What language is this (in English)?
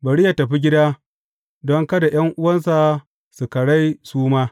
Hausa